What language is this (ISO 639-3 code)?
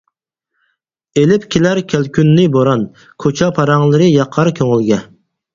uig